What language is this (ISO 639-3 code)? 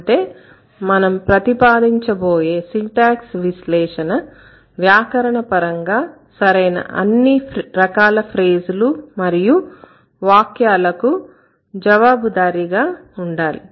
tel